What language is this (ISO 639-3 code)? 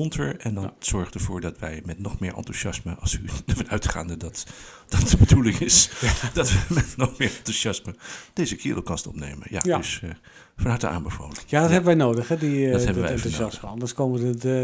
nld